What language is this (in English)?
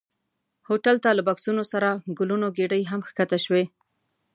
Pashto